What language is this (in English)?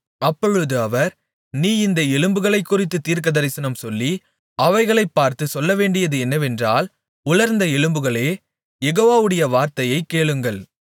Tamil